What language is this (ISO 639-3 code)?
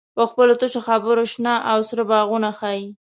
pus